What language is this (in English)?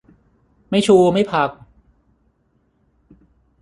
Thai